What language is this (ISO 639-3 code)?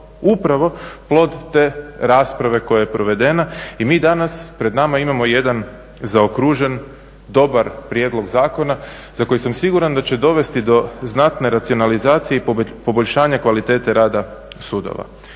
hrv